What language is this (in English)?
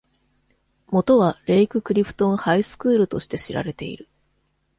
Japanese